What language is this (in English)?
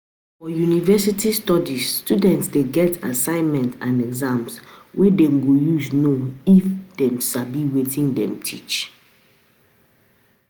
Nigerian Pidgin